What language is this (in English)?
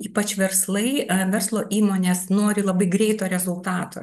Lithuanian